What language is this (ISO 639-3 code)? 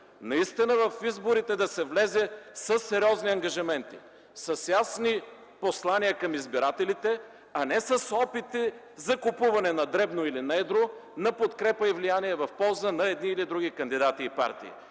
bul